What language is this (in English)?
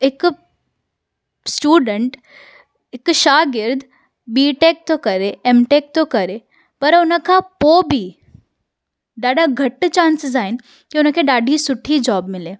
Sindhi